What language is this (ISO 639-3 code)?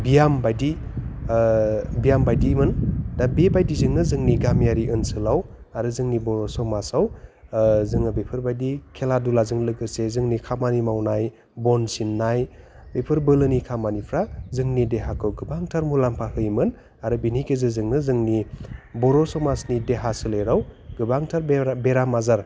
brx